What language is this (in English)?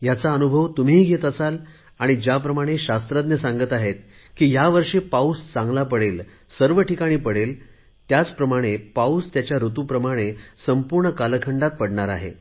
Marathi